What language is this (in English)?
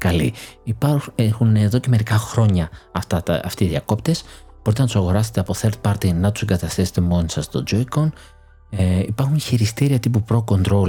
Greek